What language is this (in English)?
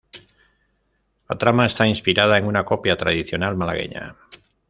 Spanish